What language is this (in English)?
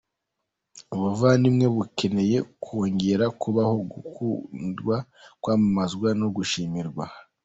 Kinyarwanda